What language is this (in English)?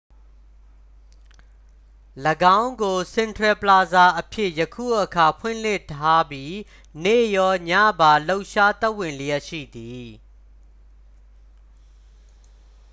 Burmese